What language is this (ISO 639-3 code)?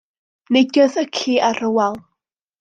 cym